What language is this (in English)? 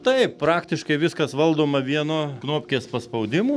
Lithuanian